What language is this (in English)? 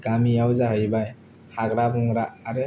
Bodo